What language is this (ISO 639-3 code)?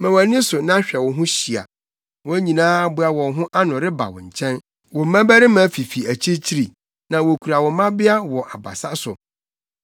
aka